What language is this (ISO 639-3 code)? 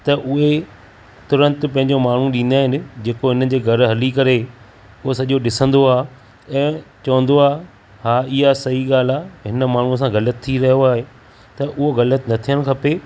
snd